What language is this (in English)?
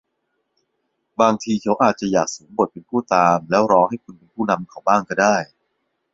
Thai